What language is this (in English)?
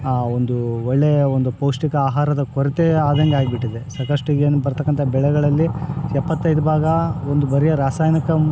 Kannada